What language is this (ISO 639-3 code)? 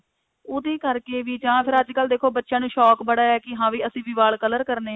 pan